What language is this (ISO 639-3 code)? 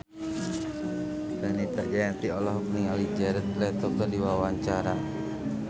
sun